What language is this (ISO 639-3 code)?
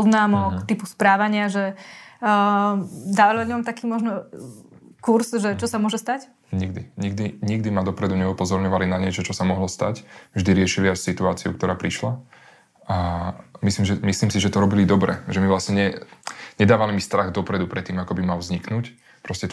slk